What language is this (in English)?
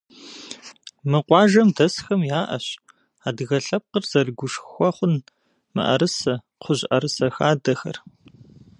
Kabardian